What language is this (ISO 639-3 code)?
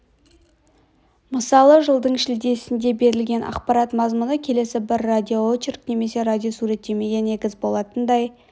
kaz